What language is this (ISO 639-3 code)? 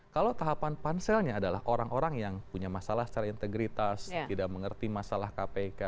ind